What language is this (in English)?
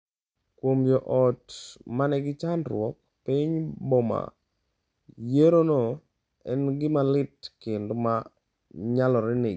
Luo (Kenya and Tanzania)